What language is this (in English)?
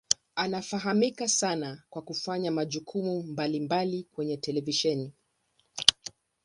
Swahili